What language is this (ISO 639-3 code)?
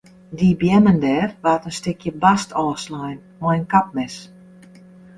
fry